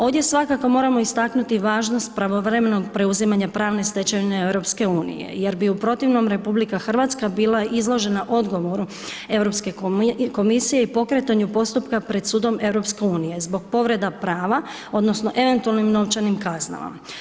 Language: Croatian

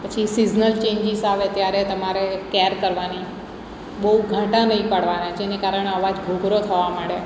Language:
Gujarati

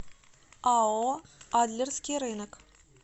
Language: Russian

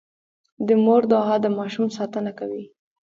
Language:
Pashto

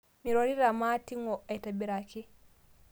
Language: Masai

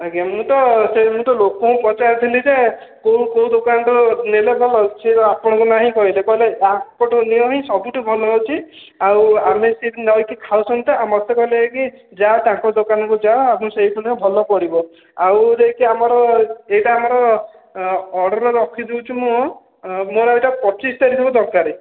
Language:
Odia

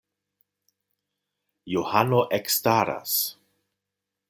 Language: Esperanto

